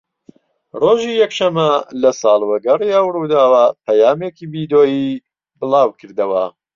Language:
Central Kurdish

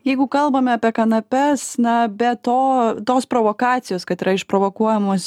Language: Lithuanian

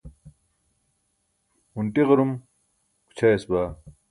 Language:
Burushaski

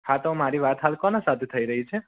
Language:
Gujarati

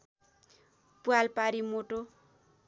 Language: Nepali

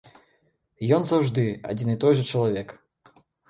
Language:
Belarusian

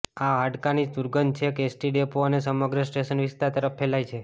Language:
Gujarati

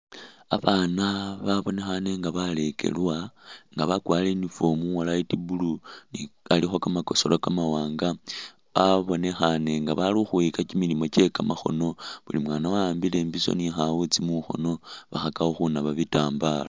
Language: Masaaba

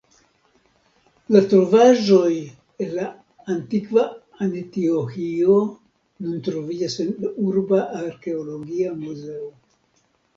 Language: Esperanto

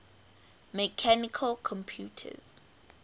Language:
English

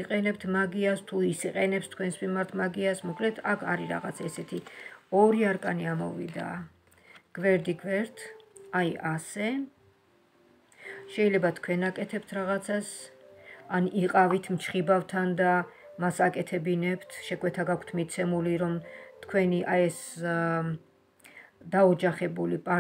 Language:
Romanian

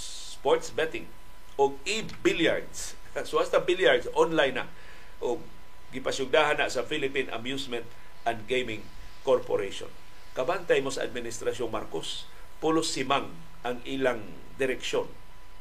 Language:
Filipino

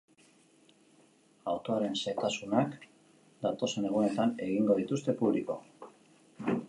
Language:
Basque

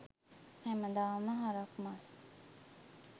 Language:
Sinhala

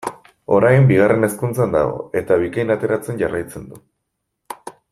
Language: Basque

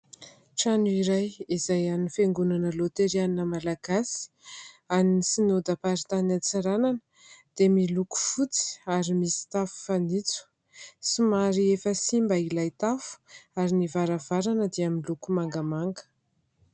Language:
Malagasy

